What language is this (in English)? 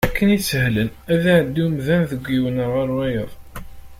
Kabyle